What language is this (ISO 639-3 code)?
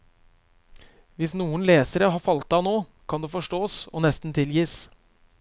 nor